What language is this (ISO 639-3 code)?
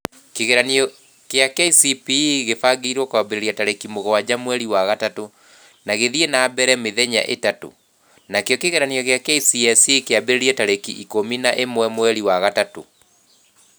kik